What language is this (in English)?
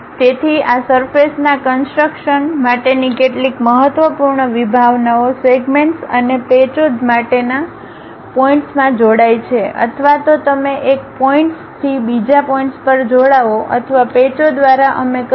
Gujarati